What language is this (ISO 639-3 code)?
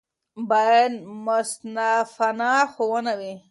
pus